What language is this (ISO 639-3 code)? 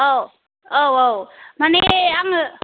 brx